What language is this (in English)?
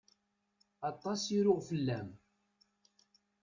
Kabyle